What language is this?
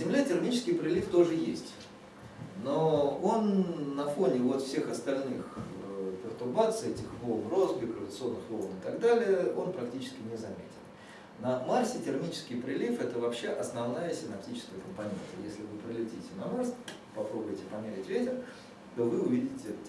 Russian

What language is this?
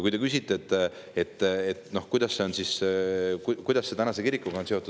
Estonian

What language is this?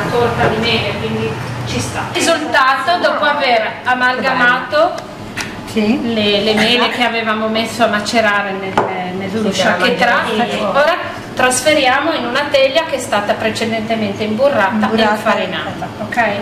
Italian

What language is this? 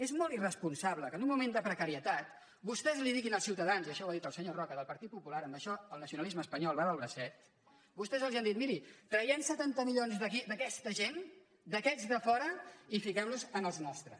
Catalan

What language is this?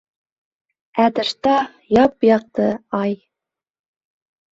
Bashkir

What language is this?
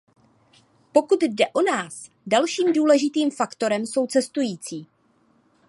Czech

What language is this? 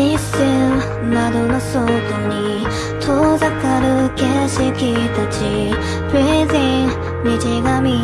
Korean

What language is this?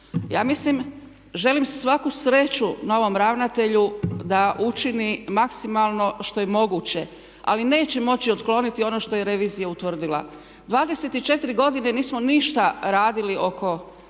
Croatian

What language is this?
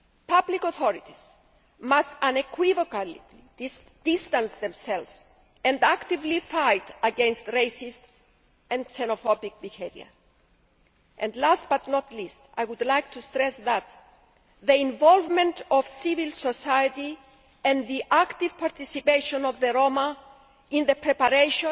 English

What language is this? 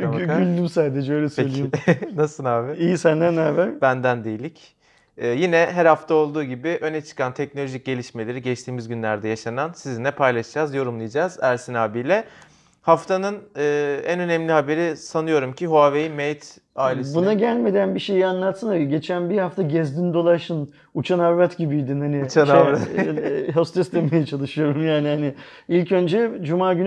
Turkish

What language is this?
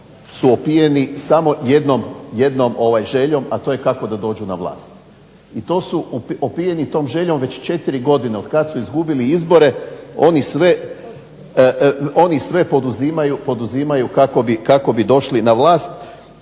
Croatian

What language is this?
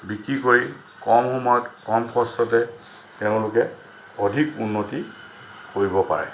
Assamese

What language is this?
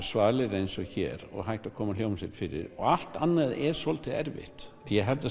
Icelandic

